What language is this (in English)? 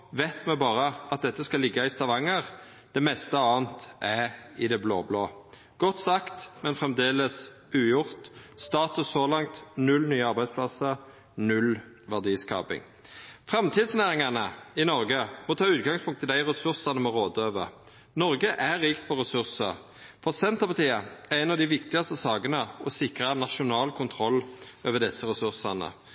Norwegian Nynorsk